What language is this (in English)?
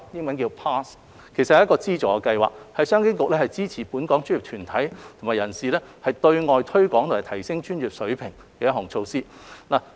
Cantonese